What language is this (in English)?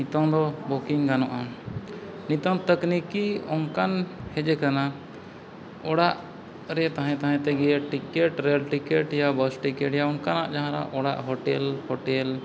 Santali